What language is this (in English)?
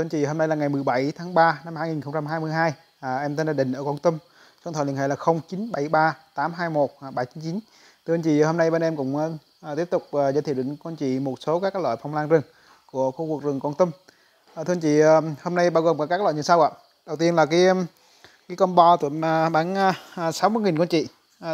Vietnamese